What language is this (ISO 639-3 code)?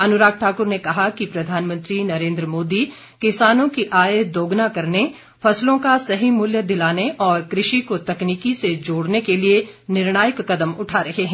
hin